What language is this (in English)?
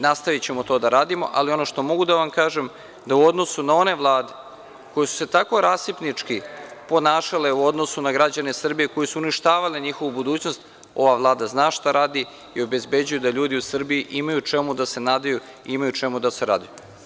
Serbian